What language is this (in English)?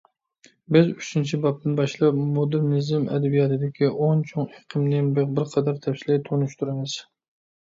Uyghur